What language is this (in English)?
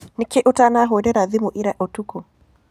Kikuyu